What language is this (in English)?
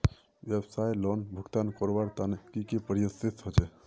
Magahi